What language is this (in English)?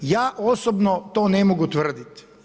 Croatian